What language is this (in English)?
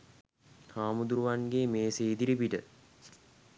Sinhala